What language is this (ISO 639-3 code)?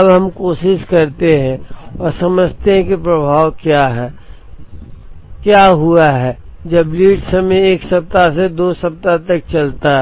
hin